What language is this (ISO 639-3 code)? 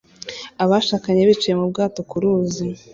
kin